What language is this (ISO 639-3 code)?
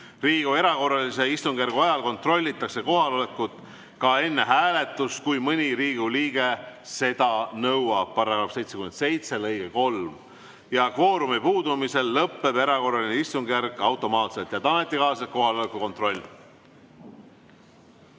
est